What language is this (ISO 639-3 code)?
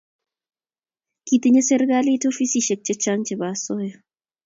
kln